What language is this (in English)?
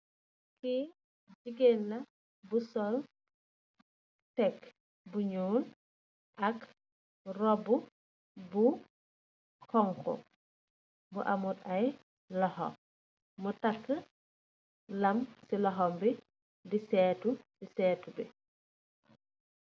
Wolof